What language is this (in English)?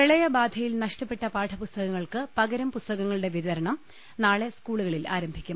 Malayalam